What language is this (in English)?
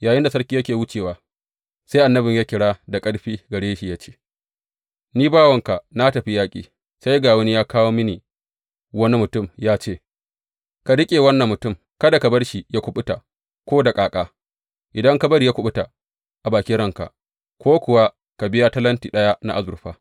Hausa